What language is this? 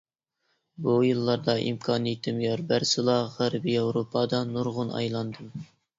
Uyghur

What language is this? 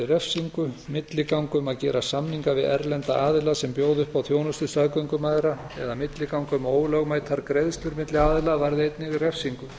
Icelandic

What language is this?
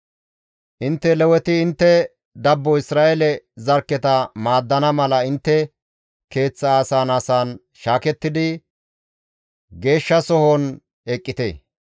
Gamo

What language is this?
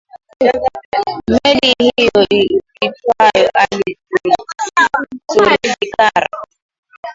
Swahili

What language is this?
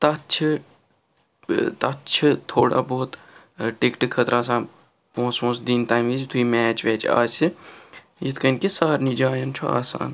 Kashmiri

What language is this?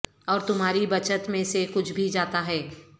Urdu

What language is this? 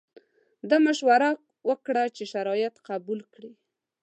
Pashto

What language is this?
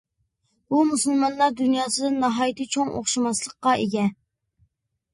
Uyghur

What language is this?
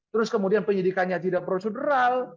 Indonesian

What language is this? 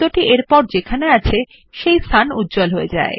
Bangla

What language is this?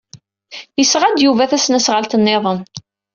Kabyle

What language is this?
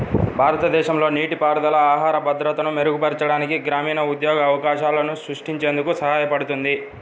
Telugu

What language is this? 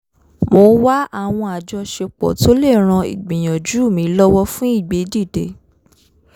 Yoruba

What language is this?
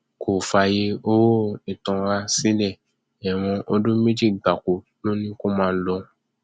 Yoruba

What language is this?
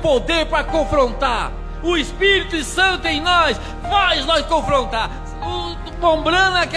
Portuguese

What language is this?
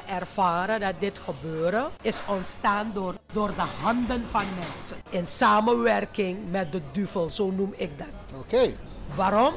Dutch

